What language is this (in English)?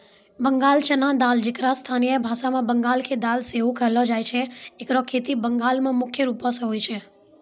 Maithili